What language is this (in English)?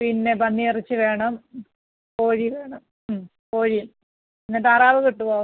Malayalam